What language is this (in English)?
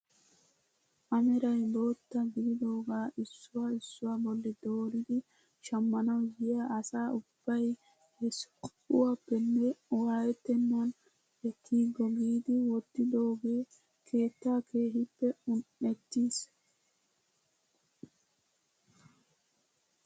Wolaytta